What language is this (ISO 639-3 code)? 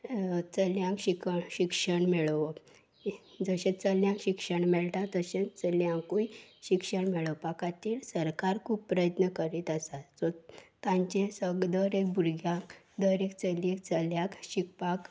kok